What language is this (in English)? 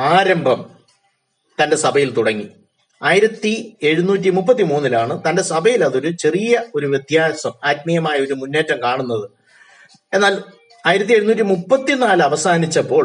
Malayalam